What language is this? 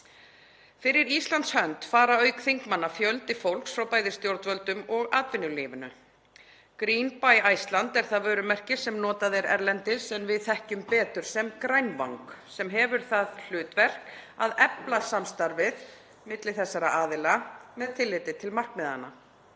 Icelandic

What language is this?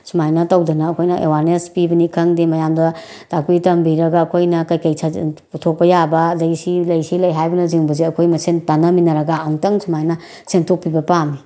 Manipuri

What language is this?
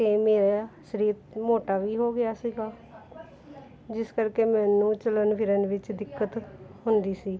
Punjabi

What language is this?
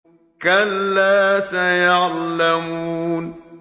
Arabic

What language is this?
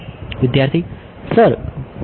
Gujarati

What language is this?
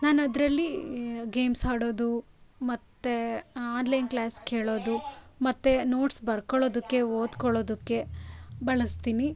Kannada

